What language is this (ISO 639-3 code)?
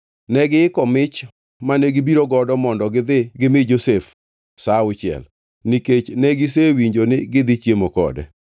luo